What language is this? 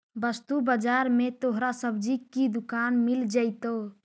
Magahi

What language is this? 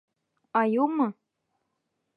Bashkir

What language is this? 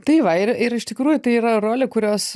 Lithuanian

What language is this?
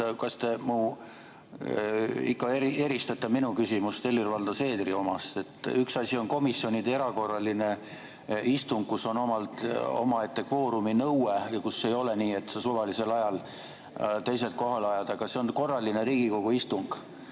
Estonian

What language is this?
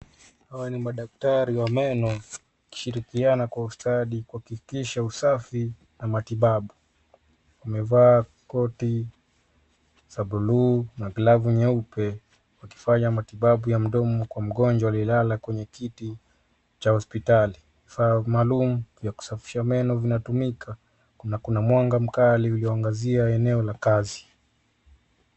Swahili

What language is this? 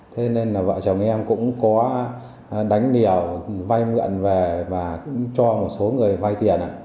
Vietnamese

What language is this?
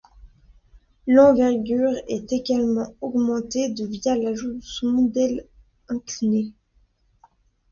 French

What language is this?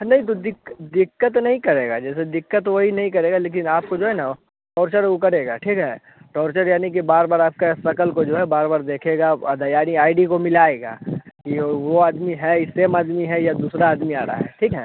Hindi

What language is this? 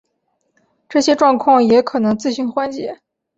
Chinese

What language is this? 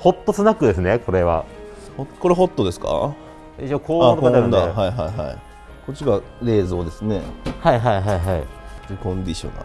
Japanese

